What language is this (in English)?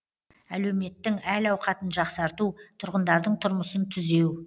Kazakh